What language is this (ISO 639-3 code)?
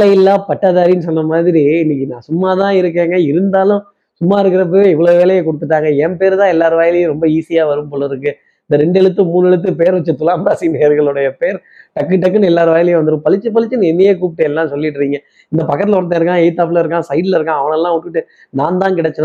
tam